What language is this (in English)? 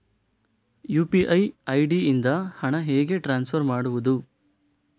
Kannada